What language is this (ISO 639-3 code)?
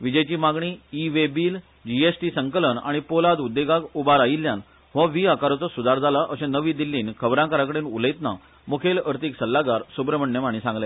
kok